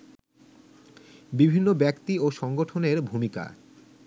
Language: Bangla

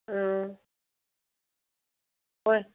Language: Manipuri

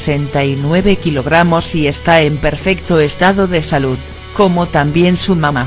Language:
Spanish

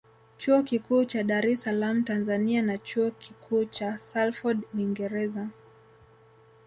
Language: Swahili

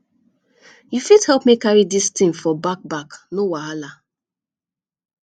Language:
Nigerian Pidgin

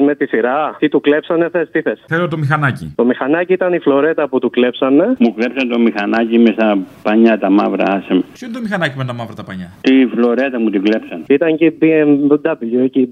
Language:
Greek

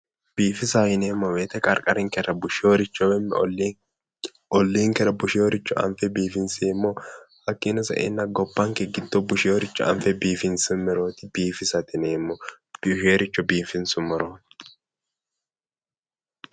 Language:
Sidamo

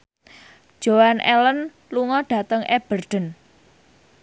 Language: Javanese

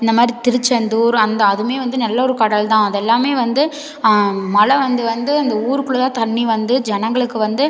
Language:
Tamil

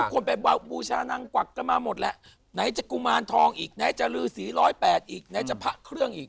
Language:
Thai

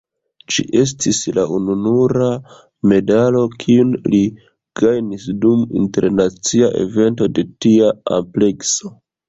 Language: Esperanto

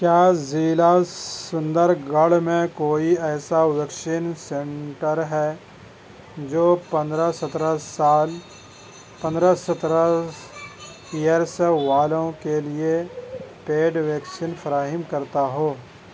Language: Urdu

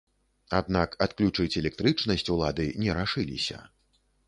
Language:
Belarusian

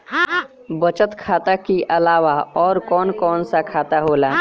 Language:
Bhojpuri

